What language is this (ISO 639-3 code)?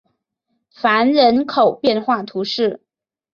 zho